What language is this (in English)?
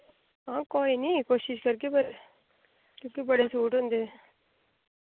Dogri